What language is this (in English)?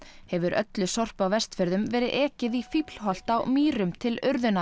Icelandic